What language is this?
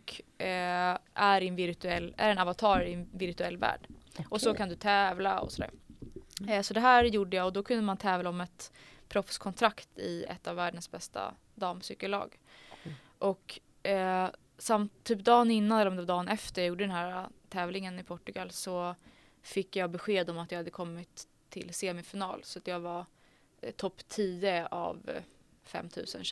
Swedish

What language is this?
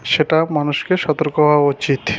Bangla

